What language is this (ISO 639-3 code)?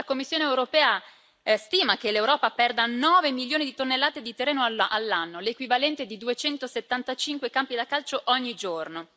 ita